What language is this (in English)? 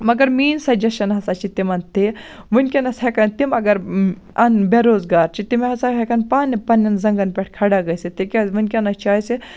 Kashmiri